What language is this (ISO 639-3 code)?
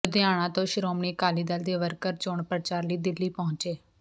pan